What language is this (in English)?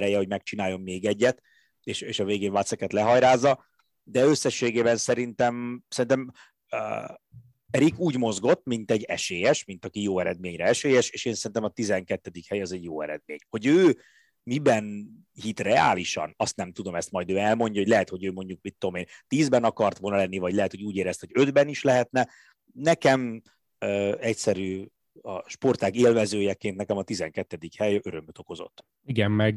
Hungarian